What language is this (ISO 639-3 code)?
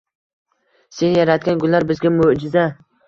uzb